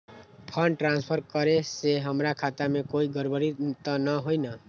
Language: Magahi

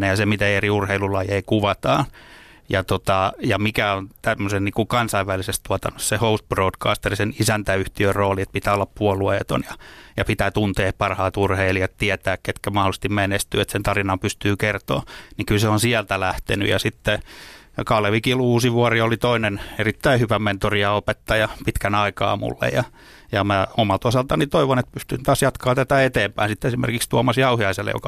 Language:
Finnish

